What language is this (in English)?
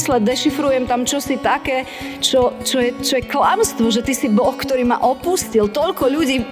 Slovak